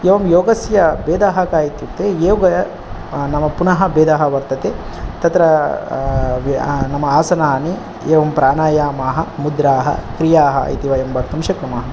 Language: Sanskrit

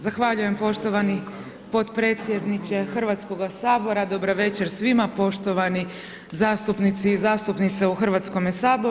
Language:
Croatian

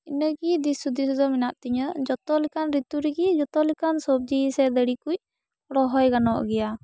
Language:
Santali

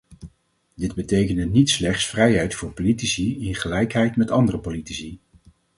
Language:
Dutch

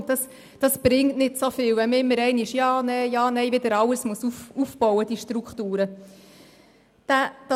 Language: Swiss German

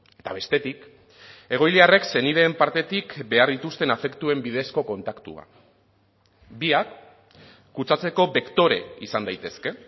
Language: Basque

